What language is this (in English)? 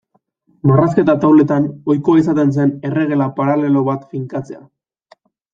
Basque